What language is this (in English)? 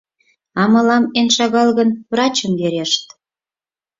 Mari